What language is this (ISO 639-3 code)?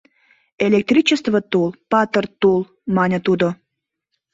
chm